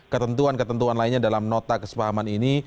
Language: Indonesian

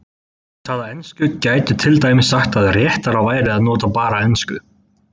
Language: Icelandic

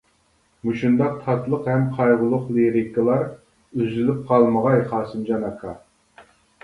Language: Uyghur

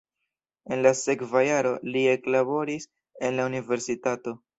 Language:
Esperanto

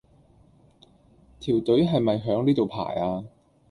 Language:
Cantonese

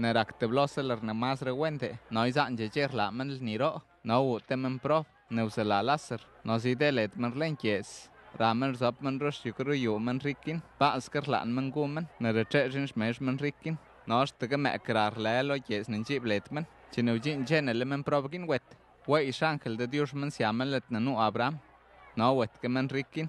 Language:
Romanian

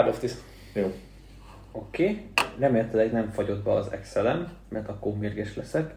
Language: Hungarian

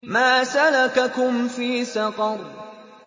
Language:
Arabic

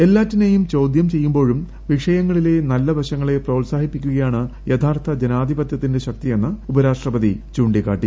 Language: Malayalam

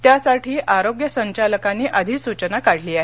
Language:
Marathi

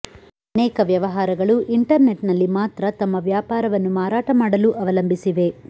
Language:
Kannada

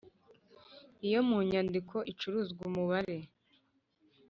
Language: Kinyarwanda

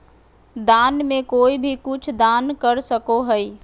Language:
Magahi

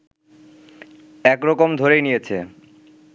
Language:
Bangla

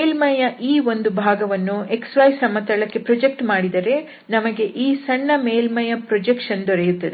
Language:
Kannada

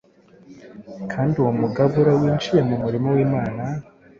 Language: Kinyarwanda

